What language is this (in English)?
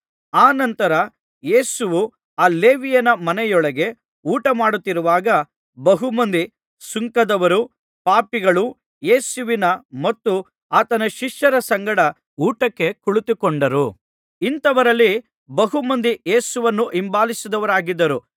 Kannada